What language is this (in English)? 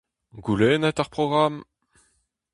Breton